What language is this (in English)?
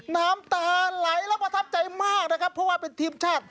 Thai